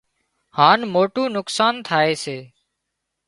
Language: Wadiyara Koli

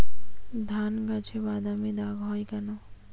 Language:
Bangla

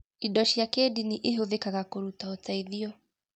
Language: Kikuyu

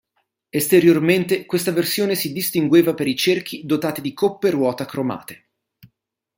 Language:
Italian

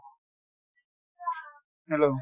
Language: Assamese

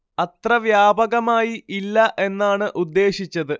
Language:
Malayalam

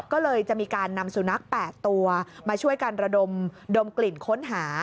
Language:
Thai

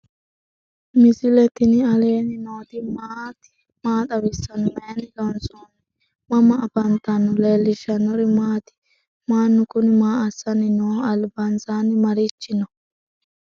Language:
Sidamo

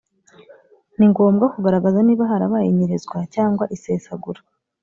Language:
Kinyarwanda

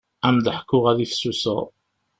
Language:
Kabyle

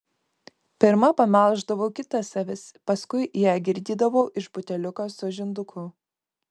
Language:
Lithuanian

